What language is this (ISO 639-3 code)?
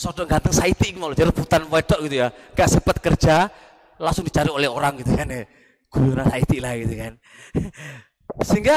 ind